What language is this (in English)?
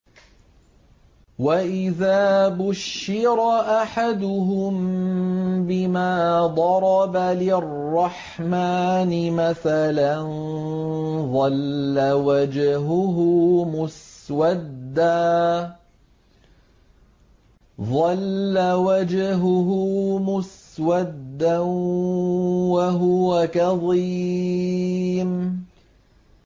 Arabic